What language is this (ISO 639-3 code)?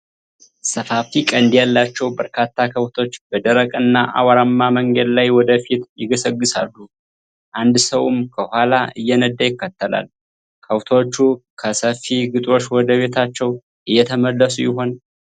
amh